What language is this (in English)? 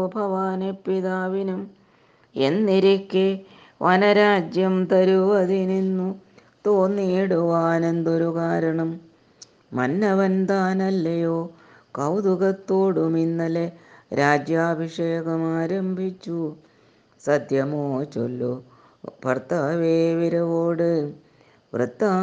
Malayalam